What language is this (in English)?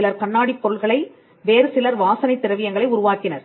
Tamil